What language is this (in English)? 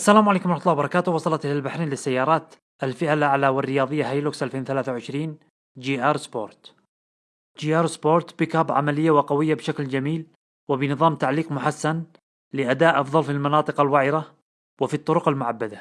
Arabic